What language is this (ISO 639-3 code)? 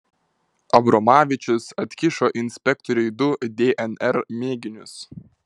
lit